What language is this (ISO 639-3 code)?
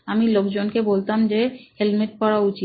ben